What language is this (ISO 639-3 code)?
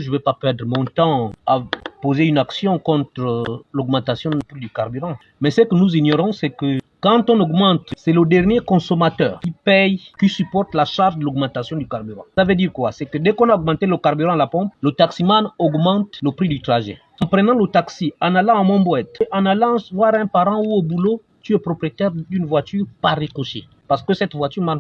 fra